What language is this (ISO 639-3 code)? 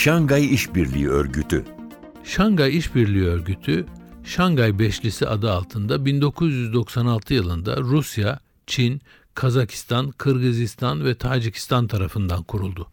tur